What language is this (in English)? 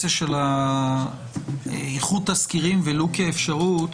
Hebrew